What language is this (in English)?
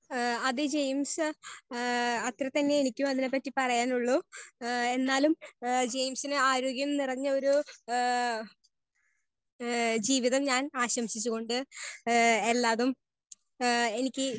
Malayalam